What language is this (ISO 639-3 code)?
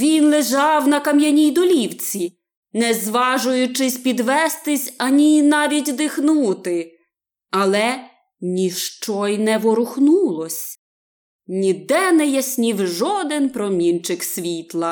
ukr